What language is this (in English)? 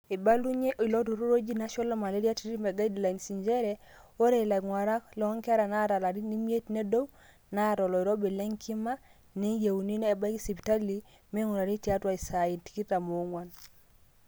Masai